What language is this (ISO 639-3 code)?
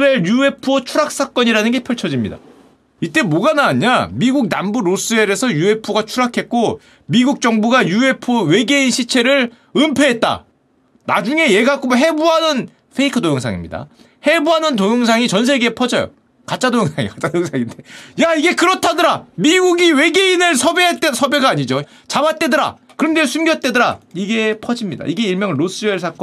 kor